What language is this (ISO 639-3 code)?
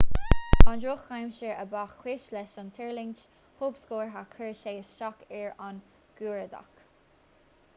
gle